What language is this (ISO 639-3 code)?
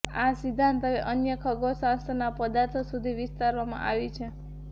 guj